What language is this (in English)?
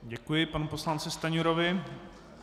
Czech